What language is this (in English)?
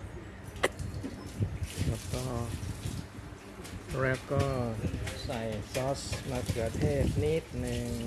Thai